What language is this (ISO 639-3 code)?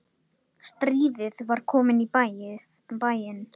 isl